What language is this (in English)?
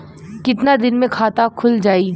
Bhojpuri